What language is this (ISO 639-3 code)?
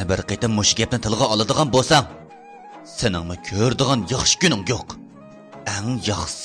tur